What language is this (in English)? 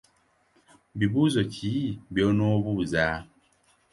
Ganda